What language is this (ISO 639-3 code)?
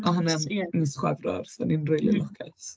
cym